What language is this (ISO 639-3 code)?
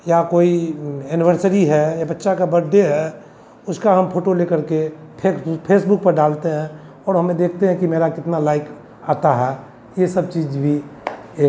hin